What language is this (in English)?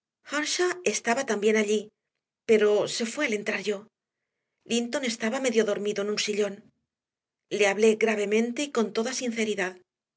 Spanish